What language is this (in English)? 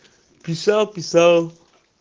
Russian